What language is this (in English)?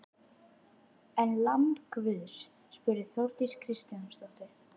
Icelandic